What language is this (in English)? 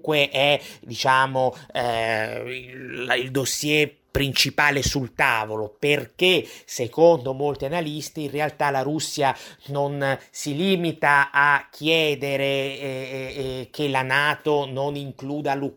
Italian